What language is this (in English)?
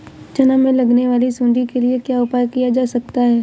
Hindi